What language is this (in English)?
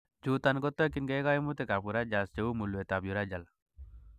Kalenjin